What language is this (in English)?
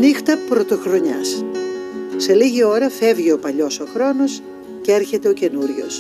Greek